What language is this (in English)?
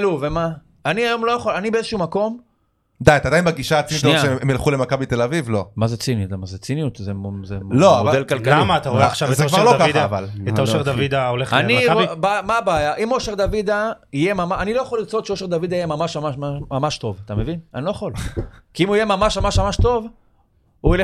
Hebrew